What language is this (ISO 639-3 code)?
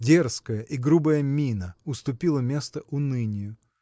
rus